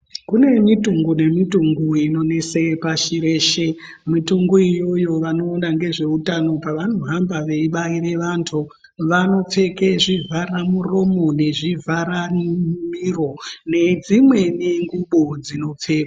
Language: Ndau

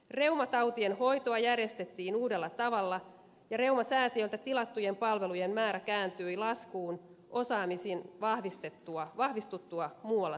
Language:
Finnish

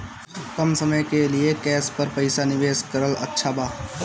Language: Bhojpuri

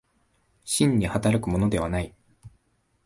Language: Japanese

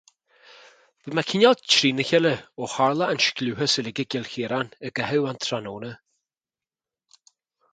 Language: Irish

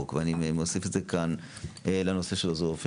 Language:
Hebrew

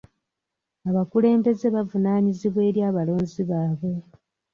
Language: Ganda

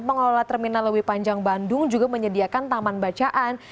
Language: Indonesian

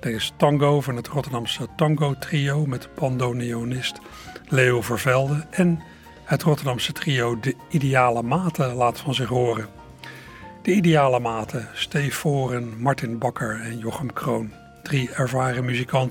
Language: Dutch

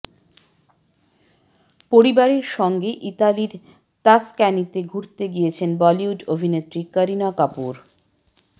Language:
Bangla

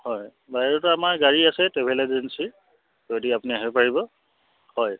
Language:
Assamese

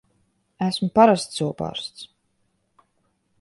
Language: Latvian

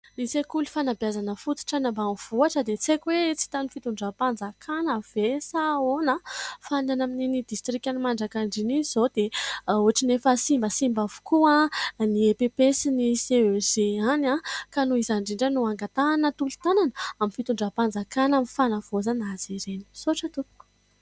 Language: Malagasy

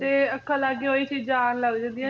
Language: Punjabi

